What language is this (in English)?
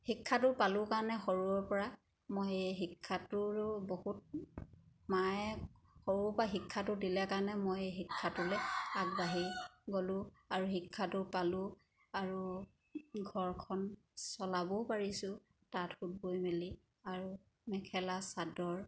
Assamese